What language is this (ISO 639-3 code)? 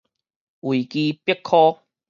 nan